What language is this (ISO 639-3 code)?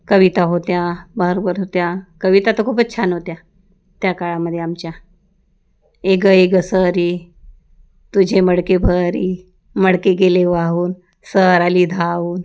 mar